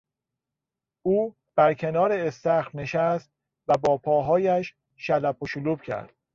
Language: Persian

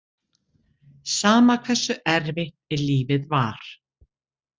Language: Icelandic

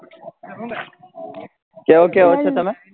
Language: Gujarati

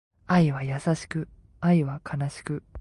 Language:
Japanese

